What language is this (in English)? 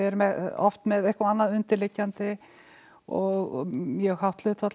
Icelandic